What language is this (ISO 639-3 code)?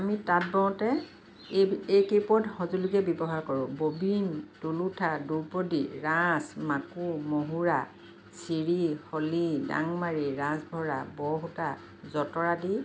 asm